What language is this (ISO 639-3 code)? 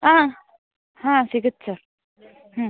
kan